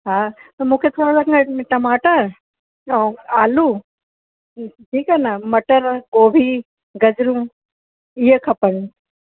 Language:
Sindhi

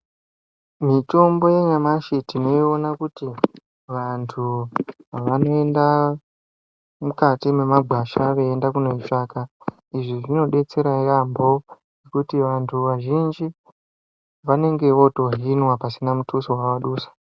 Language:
Ndau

